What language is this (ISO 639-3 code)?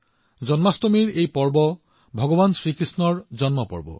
asm